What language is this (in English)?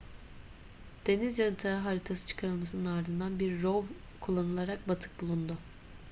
Turkish